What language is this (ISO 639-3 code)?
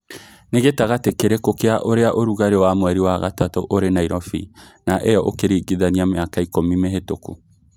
kik